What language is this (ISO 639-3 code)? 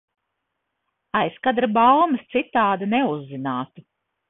lav